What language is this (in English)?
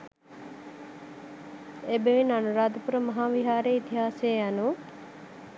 Sinhala